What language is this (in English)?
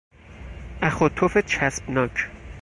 Persian